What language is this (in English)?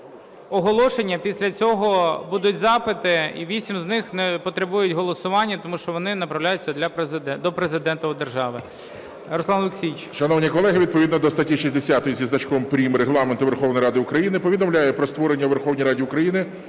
Ukrainian